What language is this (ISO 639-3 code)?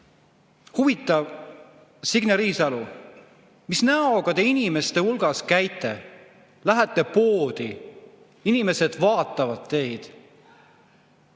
est